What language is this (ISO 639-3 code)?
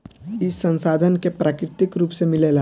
bho